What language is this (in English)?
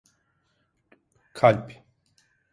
Turkish